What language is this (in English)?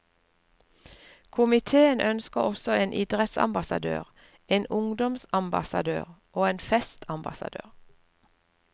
Norwegian